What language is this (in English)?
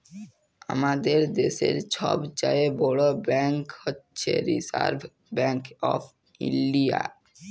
Bangla